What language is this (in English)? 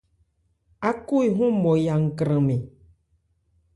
Ebrié